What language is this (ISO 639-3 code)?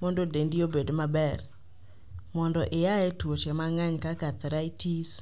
luo